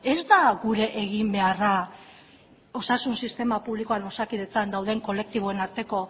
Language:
Basque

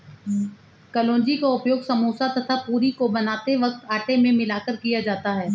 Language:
Hindi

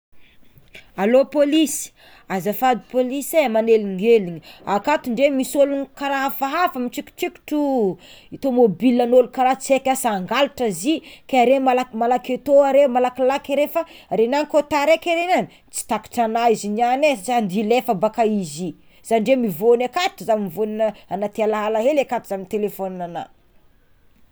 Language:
Tsimihety Malagasy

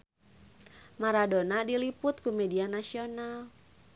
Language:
Sundanese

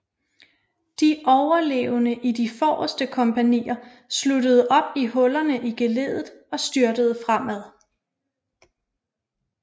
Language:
Danish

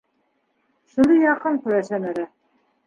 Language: Bashkir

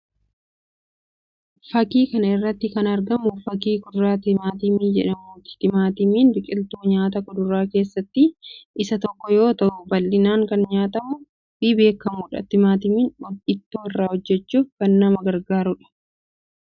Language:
Oromo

